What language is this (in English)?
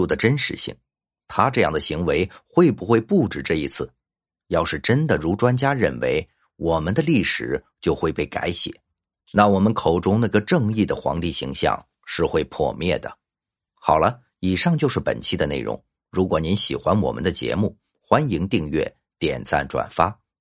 Chinese